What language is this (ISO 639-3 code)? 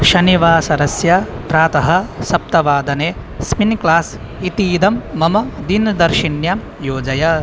san